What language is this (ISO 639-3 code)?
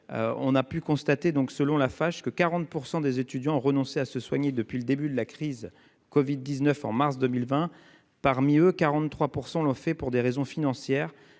fra